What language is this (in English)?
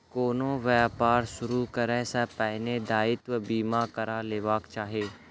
Maithili